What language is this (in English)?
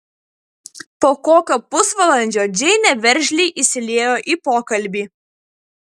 Lithuanian